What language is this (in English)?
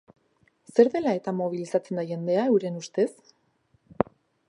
Basque